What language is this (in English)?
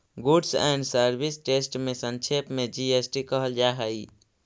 Magahi